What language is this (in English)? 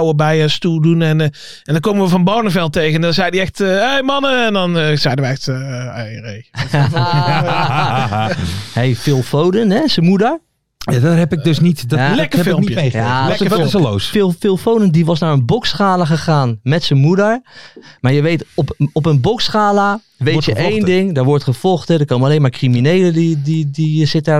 Dutch